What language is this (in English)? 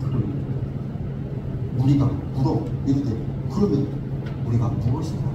Korean